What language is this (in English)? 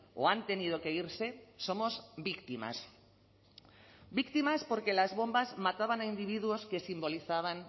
Spanish